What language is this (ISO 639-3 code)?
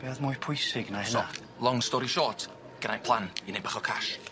cym